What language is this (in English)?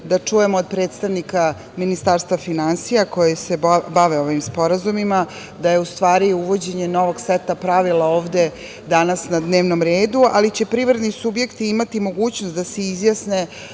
Serbian